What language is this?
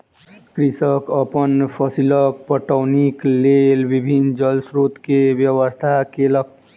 Maithili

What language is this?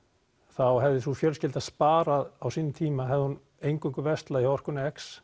Icelandic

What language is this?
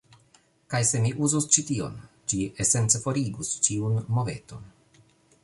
Esperanto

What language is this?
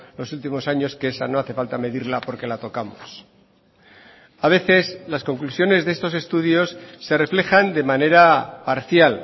Spanish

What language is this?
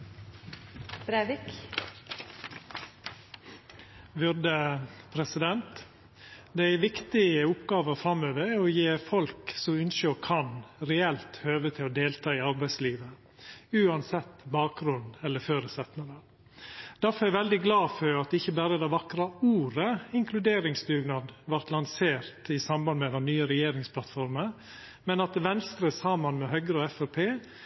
Norwegian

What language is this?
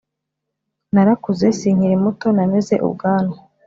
Kinyarwanda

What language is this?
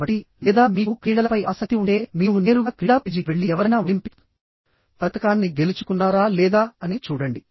Telugu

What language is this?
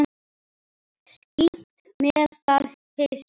Icelandic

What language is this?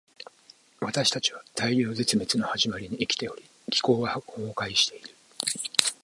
Japanese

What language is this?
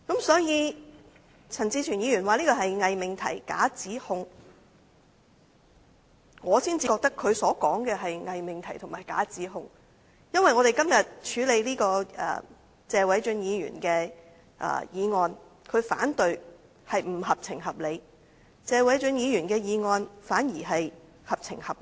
Cantonese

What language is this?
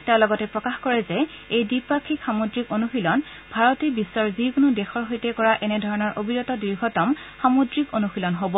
Assamese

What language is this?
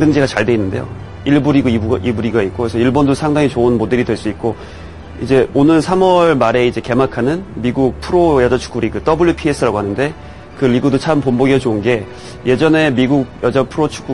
Korean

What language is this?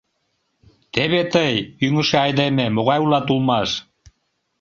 Mari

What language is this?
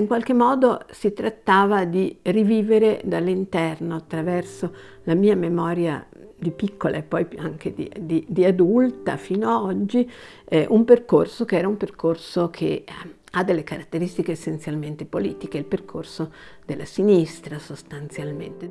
Italian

